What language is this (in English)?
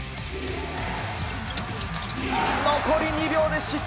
Japanese